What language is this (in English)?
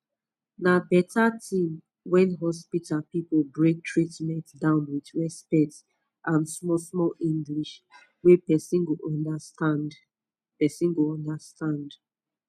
Nigerian Pidgin